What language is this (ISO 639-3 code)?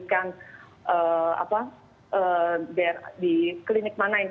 ind